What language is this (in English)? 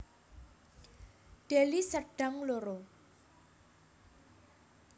Javanese